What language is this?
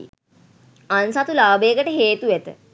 Sinhala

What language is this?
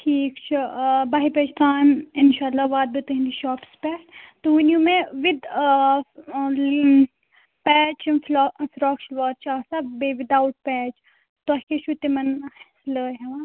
Kashmiri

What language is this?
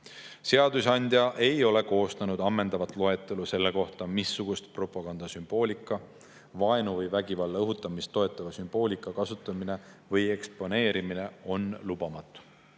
Estonian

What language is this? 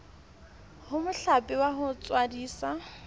Southern Sotho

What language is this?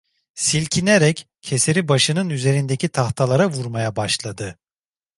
Turkish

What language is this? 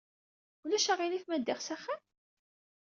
Kabyle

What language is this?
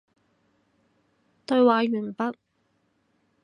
Cantonese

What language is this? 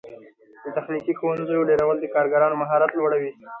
Pashto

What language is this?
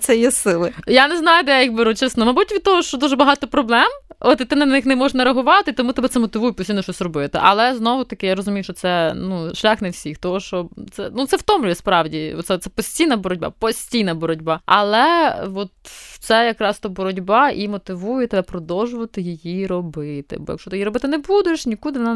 Ukrainian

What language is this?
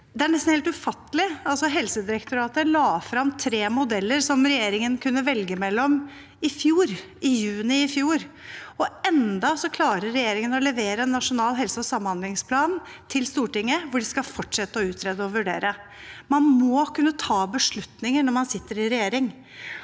Norwegian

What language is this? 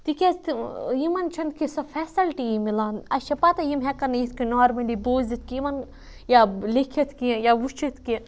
Kashmiri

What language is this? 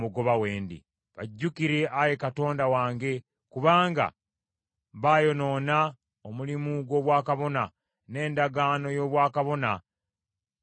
Ganda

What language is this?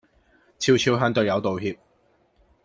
Cantonese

